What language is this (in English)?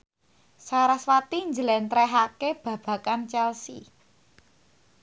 Javanese